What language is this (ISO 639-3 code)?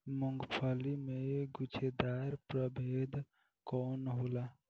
bho